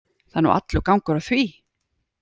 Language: Icelandic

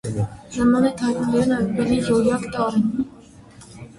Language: Armenian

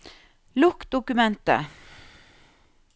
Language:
Norwegian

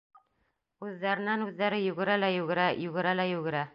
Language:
Bashkir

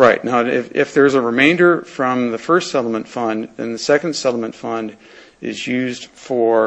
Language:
English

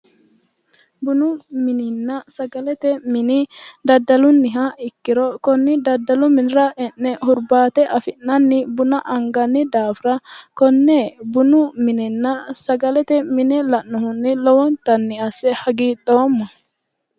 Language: Sidamo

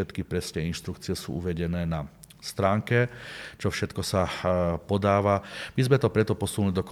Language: Slovak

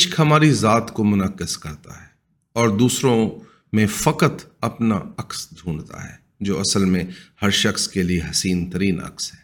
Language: Urdu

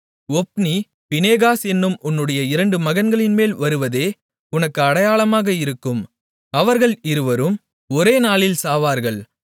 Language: Tamil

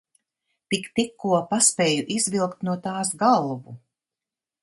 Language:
Latvian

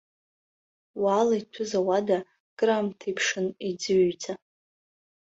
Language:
Abkhazian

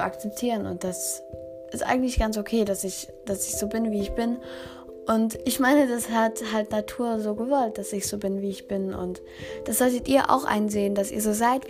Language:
German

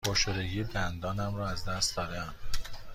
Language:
Persian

